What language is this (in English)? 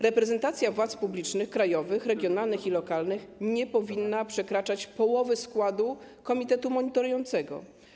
Polish